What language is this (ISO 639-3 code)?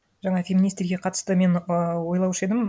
kaz